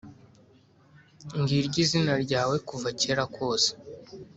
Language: Kinyarwanda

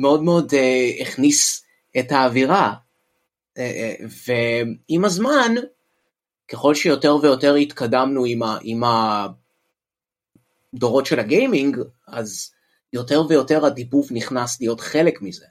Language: Hebrew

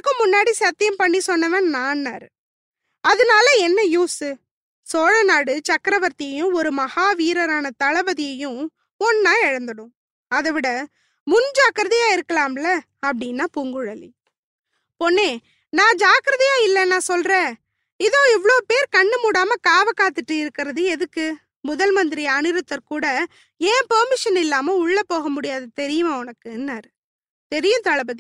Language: Tamil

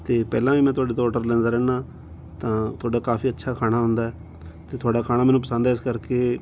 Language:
Punjabi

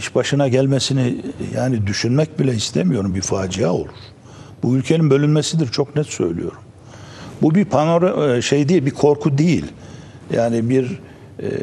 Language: Turkish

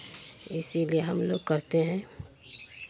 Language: Hindi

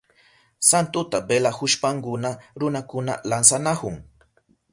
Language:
Southern Pastaza Quechua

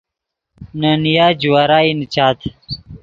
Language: Yidgha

